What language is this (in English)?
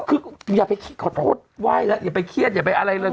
Thai